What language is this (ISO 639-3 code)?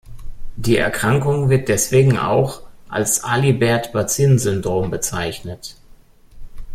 deu